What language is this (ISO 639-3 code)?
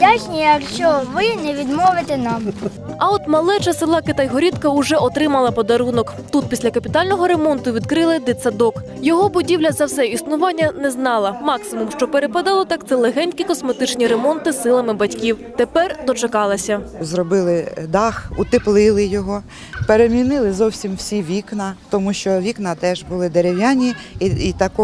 ukr